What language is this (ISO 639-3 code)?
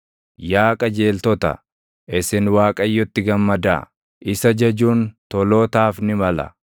orm